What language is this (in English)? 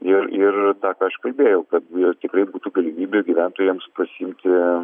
Lithuanian